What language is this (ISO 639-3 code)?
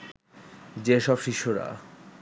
ben